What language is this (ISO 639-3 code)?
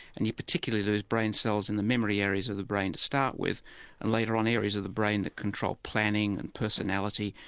eng